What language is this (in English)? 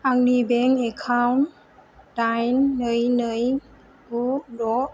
Bodo